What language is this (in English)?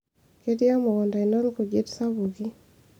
Masai